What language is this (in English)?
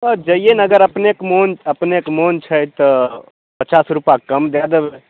Maithili